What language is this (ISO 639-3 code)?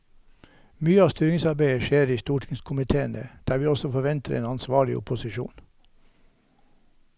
nor